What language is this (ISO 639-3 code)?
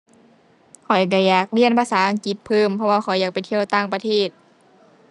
tha